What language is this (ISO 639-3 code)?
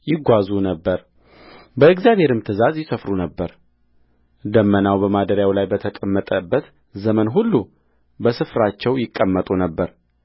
amh